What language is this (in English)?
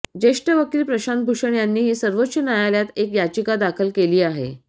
Marathi